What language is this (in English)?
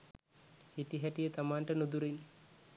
Sinhala